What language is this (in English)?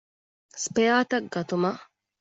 Divehi